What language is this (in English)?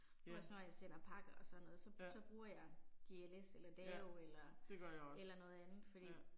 Danish